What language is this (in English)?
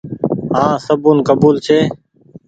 Goaria